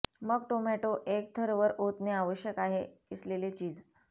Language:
Marathi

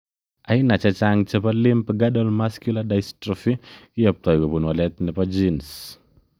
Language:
Kalenjin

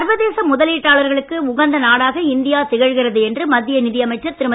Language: Tamil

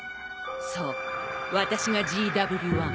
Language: Japanese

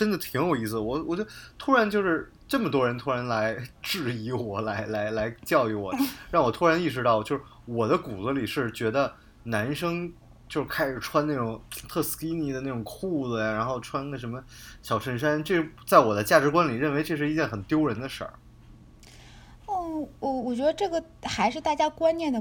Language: Chinese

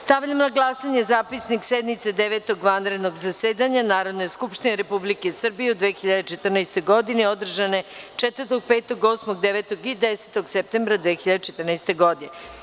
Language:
Serbian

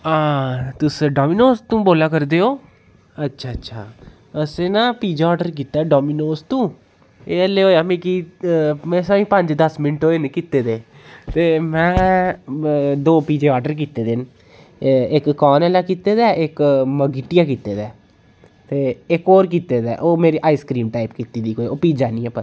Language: Dogri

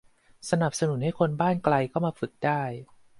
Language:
Thai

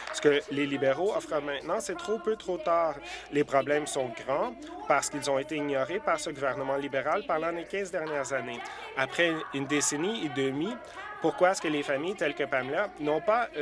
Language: French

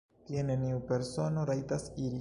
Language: Esperanto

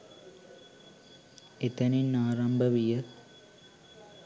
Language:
Sinhala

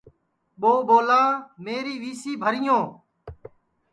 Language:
Sansi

